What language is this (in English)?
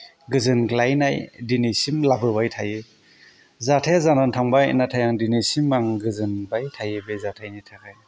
Bodo